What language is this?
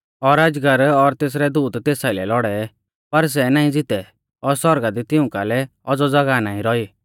Mahasu Pahari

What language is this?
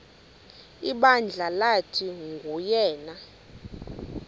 Xhosa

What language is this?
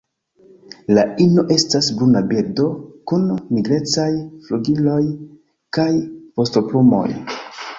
Esperanto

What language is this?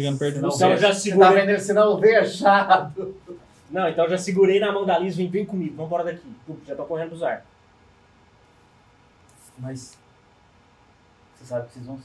Portuguese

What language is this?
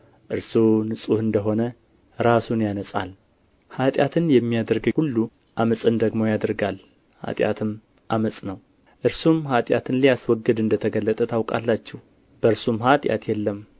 Amharic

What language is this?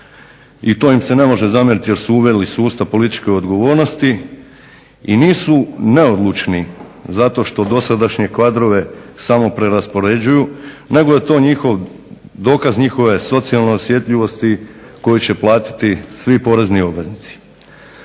Croatian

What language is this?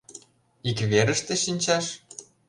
Mari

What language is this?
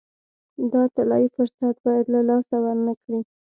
Pashto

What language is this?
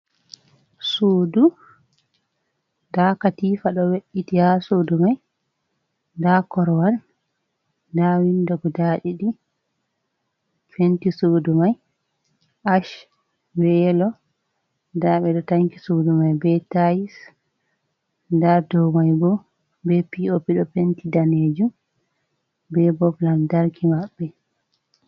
Fula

